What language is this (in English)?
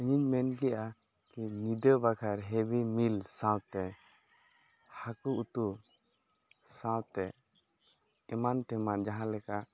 Santali